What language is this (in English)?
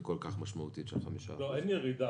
Hebrew